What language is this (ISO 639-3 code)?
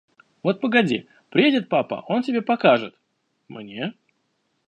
rus